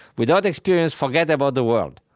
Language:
English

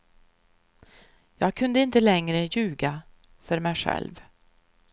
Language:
Swedish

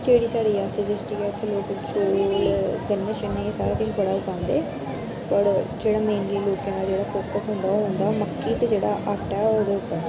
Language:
Dogri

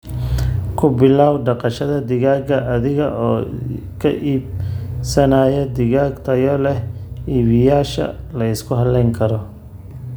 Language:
Somali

